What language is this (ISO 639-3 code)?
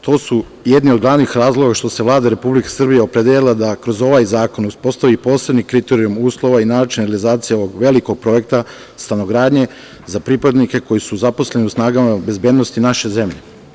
srp